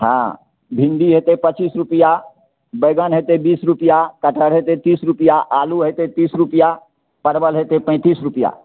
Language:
Maithili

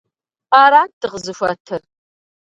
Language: Kabardian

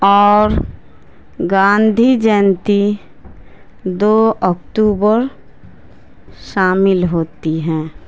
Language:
Urdu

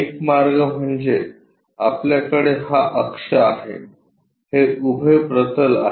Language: Marathi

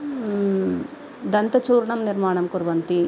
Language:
Sanskrit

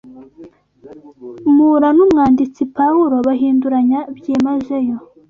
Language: Kinyarwanda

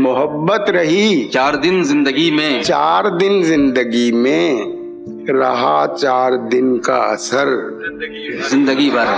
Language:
Urdu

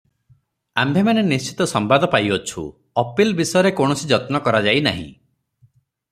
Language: Odia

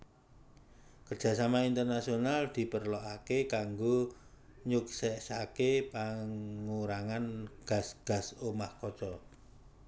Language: Javanese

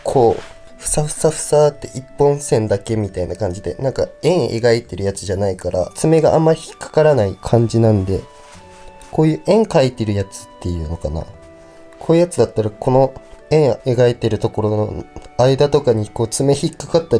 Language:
Japanese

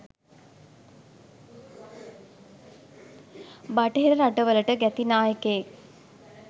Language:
Sinhala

